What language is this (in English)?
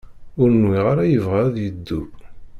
Kabyle